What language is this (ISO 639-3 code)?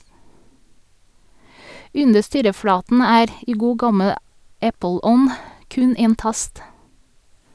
nor